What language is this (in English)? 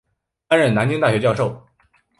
Chinese